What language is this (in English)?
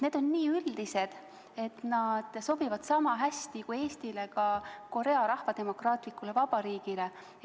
Estonian